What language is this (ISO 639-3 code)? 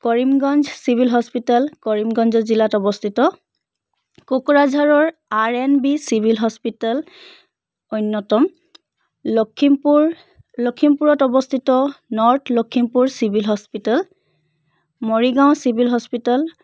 asm